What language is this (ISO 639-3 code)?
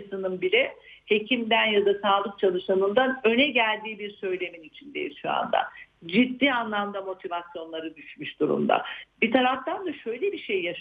tur